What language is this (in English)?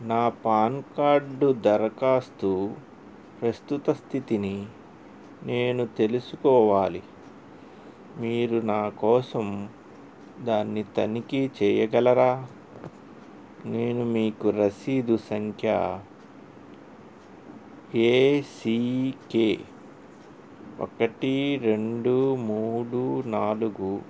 Telugu